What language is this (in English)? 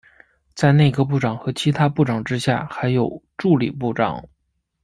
Chinese